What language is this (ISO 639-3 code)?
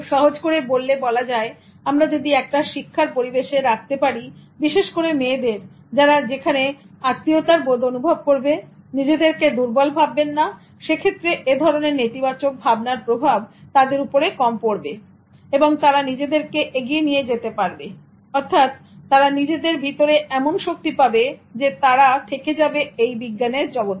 ben